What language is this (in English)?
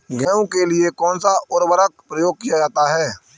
Hindi